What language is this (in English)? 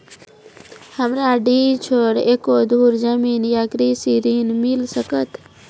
Maithili